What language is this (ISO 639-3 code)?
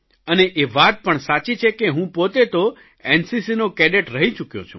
guj